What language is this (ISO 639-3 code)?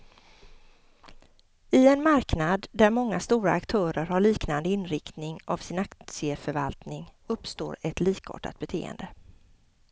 swe